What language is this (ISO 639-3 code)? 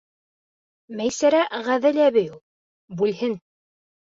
bak